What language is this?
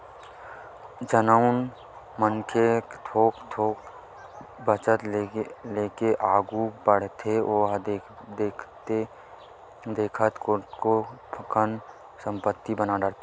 Chhattisgarhi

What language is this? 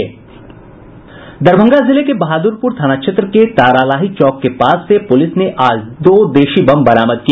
Hindi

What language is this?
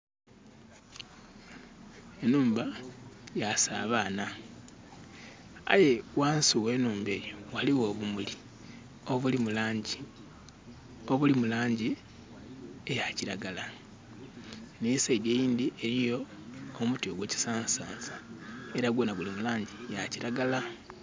Soga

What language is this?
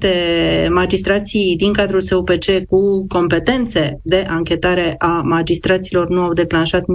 Romanian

